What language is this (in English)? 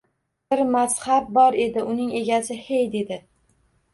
Uzbek